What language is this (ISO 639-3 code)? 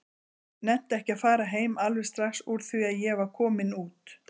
isl